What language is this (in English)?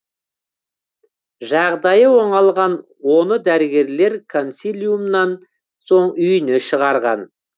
Kazakh